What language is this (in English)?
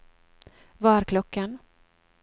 Norwegian